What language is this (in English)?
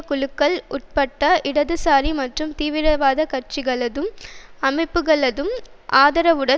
Tamil